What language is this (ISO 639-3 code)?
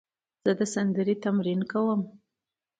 pus